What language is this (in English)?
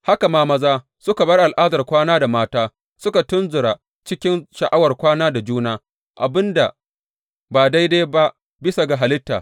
Hausa